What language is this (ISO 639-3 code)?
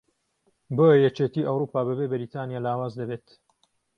ckb